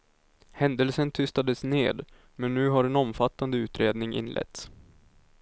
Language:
Swedish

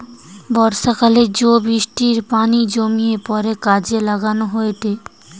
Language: Bangla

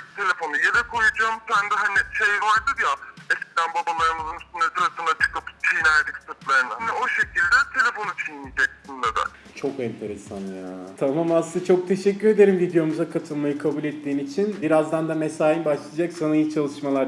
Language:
Turkish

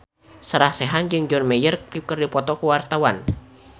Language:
Sundanese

